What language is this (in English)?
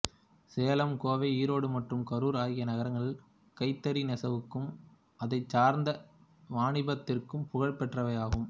Tamil